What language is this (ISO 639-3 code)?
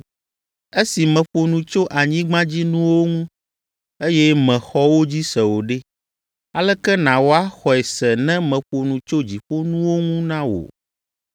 ewe